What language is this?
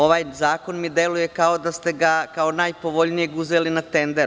Serbian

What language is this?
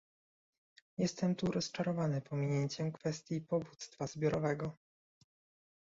Polish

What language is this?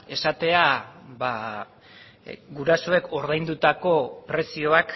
Basque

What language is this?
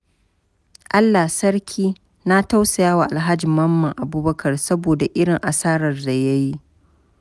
Hausa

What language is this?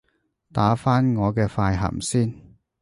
Cantonese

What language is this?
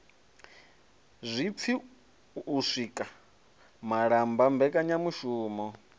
Venda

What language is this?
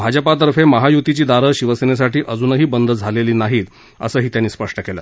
Marathi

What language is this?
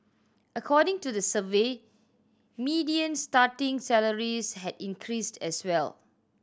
English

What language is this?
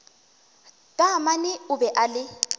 Northern Sotho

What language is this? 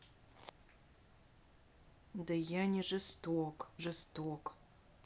Russian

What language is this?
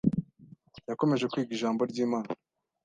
Kinyarwanda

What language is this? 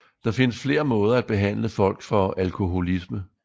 Danish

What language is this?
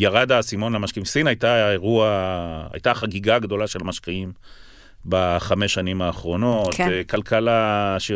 Hebrew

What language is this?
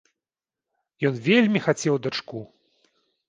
Belarusian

